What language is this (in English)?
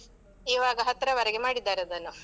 Kannada